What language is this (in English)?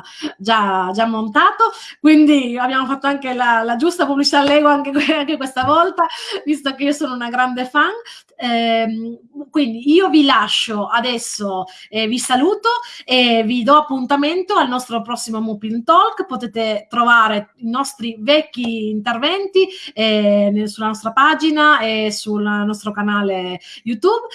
Italian